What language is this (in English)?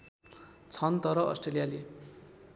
Nepali